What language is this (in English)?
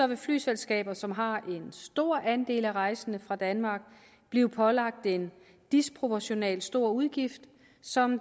Danish